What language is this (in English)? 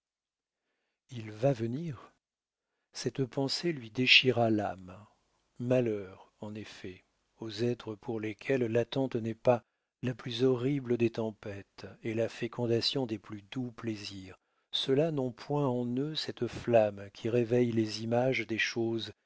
French